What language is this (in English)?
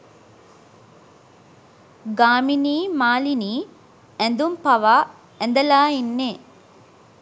Sinhala